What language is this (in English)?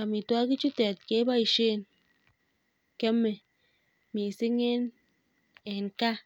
Kalenjin